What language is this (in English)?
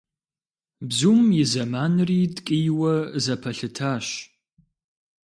Kabardian